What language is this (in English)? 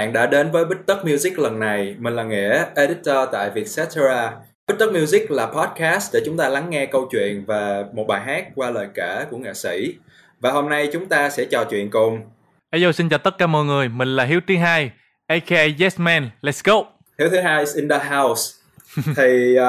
Vietnamese